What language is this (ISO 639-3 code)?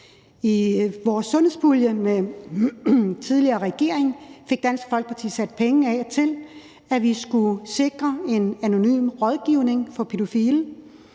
dan